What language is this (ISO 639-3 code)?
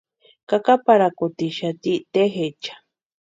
pua